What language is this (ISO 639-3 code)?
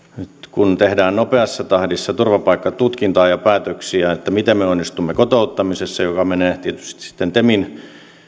fin